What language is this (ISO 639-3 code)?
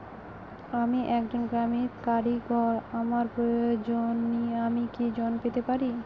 ben